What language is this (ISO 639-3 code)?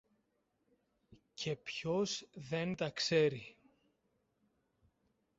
ell